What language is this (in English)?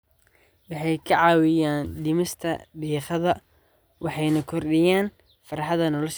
Somali